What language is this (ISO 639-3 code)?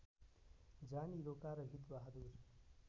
nep